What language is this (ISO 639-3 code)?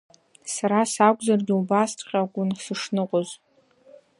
abk